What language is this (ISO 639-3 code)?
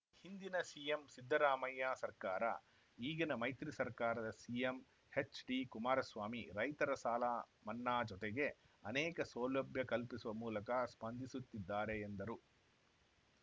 kan